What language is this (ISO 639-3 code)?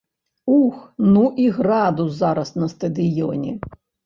bel